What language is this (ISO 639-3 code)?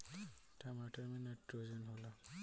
bho